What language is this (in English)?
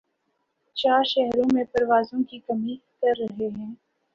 Urdu